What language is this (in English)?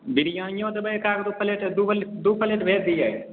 Maithili